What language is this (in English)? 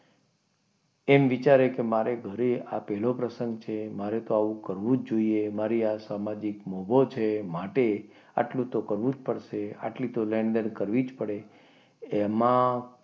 Gujarati